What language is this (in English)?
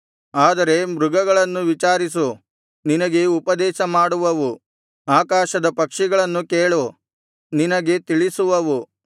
Kannada